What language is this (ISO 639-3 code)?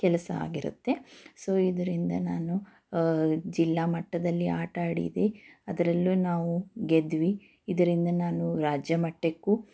kan